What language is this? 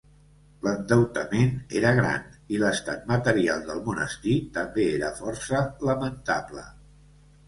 Catalan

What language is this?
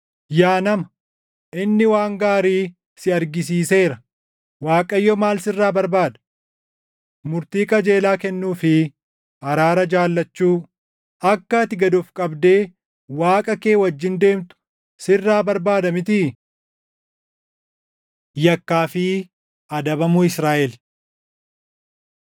Oromo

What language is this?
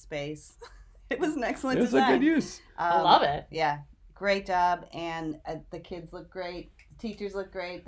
English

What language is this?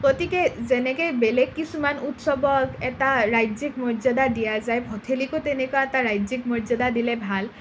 Assamese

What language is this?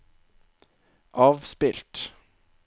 Norwegian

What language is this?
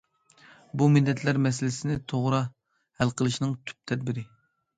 Uyghur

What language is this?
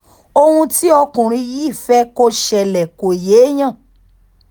Yoruba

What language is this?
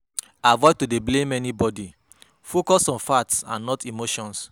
Nigerian Pidgin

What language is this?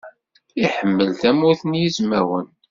Kabyle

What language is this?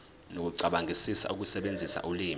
Zulu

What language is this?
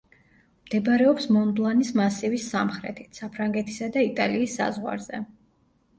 Georgian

